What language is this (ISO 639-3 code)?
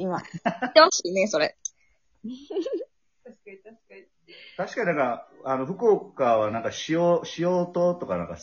jpn